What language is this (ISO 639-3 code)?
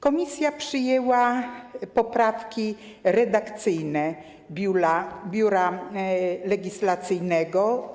pol